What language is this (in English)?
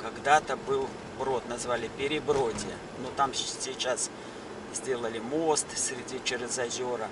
Russian